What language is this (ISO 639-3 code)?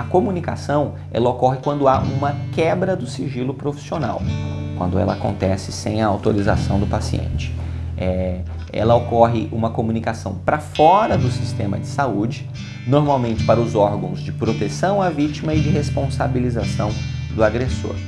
por